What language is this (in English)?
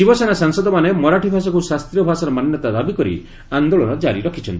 Odia